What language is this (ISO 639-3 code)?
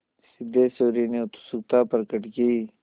hin